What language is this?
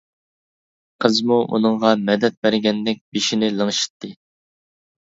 Uyghur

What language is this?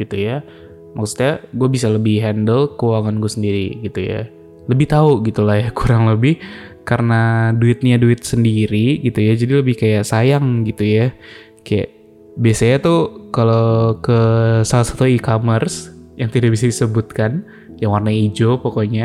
Indonesian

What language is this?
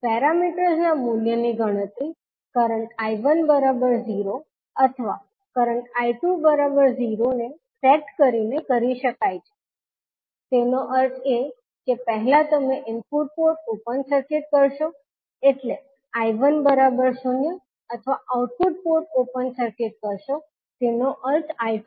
Gujarati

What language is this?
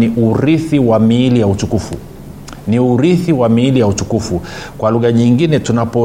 Swahili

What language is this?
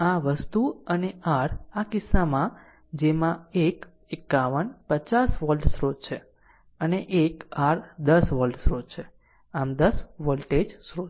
Gujarati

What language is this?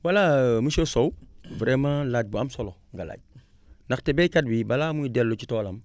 Wolof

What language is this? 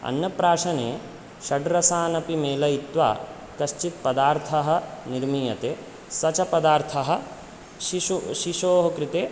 Sanskrit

